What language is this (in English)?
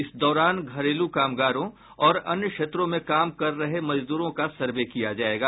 Hindi